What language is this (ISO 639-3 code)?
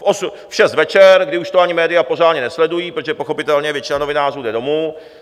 ces